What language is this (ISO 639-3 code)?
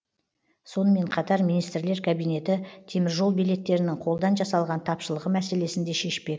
kaz